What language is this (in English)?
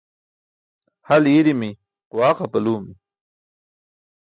Burushaski